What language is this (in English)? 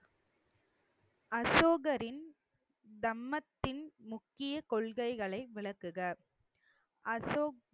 Tamil